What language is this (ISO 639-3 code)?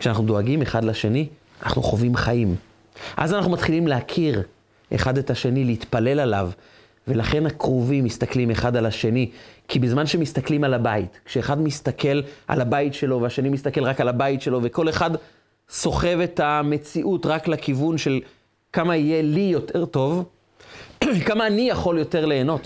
heb